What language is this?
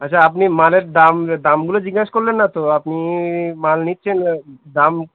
Bangla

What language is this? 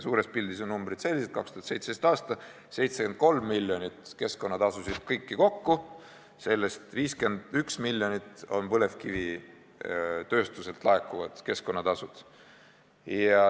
Estonian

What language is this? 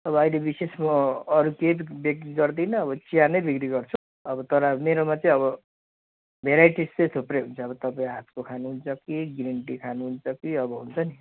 Nepali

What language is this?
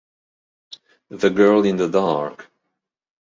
Italian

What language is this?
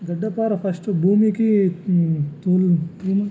Telugu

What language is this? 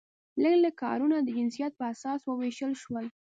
Pashto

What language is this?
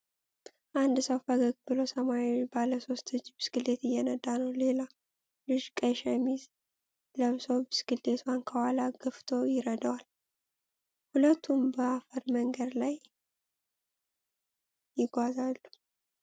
Amharic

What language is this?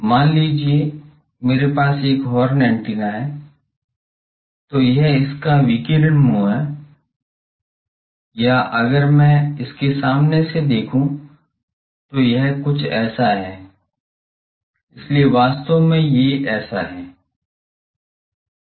Hindi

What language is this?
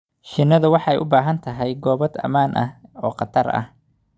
Somali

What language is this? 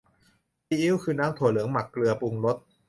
Thai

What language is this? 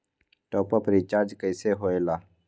Magahi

